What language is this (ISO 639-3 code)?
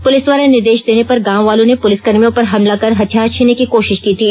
hin